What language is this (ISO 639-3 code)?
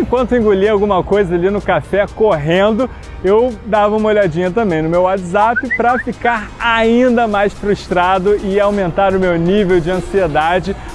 por